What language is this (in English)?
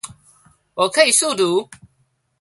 Chinese